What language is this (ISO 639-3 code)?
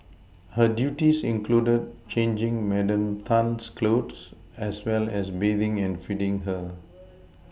eng